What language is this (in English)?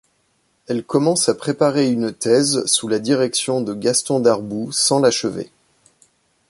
French